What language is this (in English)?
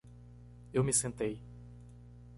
Portuguese